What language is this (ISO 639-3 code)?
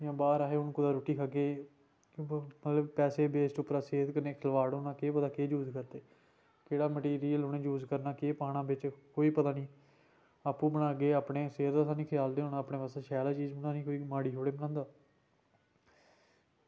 doi